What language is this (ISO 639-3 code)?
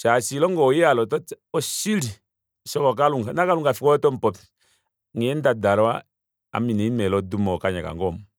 kua